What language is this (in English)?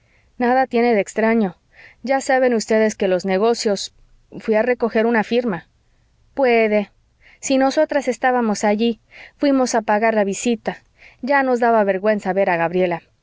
Spanish